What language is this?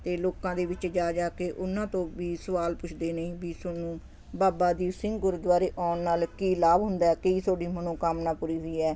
Punjabi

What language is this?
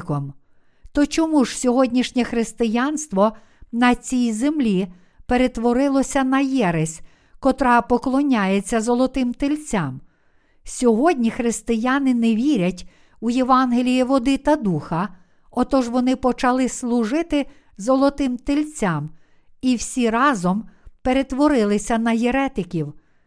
Ukrainian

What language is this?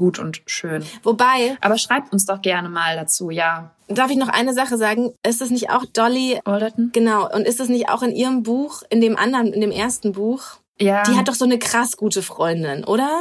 German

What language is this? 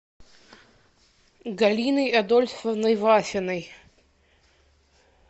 Russian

